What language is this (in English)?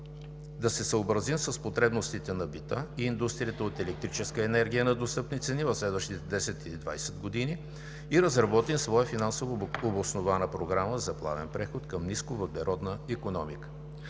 Bulgarian